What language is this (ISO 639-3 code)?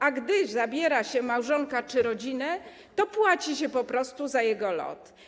pol